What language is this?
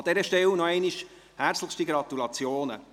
Swiss German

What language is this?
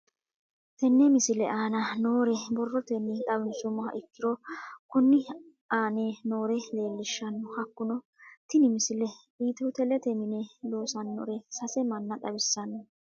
Sidamo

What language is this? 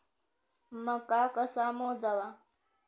Marathi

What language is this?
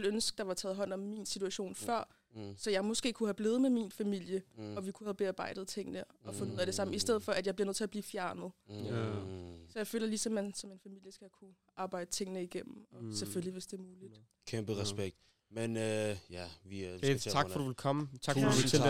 Danish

